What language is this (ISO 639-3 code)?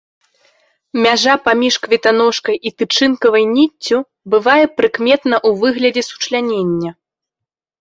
bel